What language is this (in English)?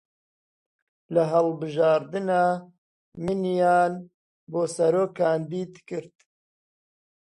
Central Kurdish